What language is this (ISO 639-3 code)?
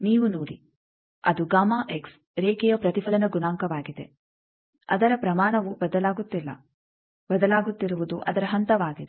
kan